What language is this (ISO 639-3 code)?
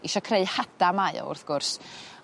cym